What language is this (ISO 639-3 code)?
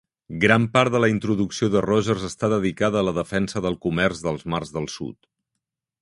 cat